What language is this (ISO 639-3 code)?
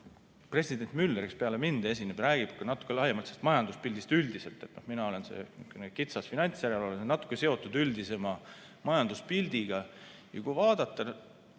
est